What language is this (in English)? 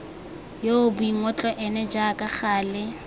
Tswana